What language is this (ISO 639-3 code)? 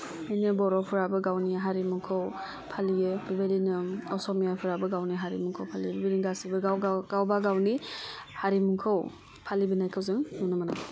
brx